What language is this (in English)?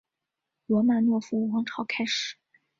Chinese